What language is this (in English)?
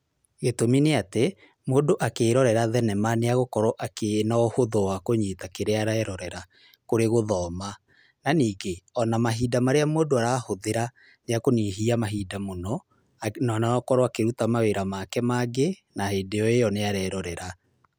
Kikuyu